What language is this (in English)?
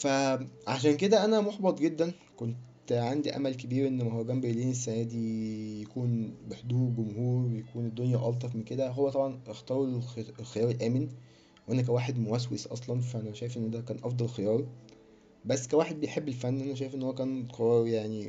Arabic